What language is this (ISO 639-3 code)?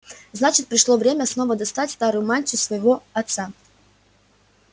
rus